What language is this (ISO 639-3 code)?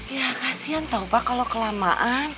ind